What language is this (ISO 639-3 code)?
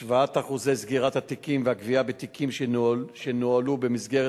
heb